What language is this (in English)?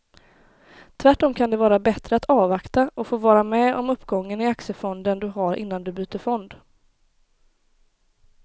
Swedish